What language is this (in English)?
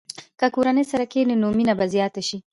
Pashto